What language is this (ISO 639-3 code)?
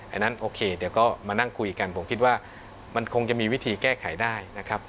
tha